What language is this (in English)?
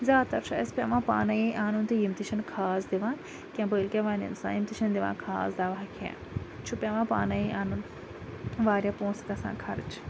Kashmiri